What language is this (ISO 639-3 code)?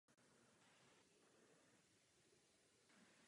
ces